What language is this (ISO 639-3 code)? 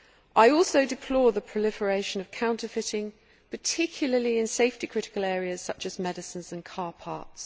eng